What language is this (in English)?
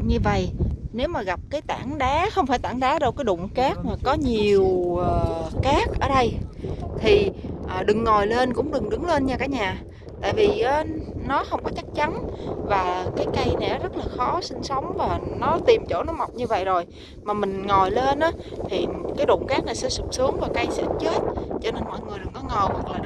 Vietnamese